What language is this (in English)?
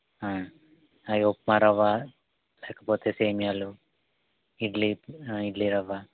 Telugu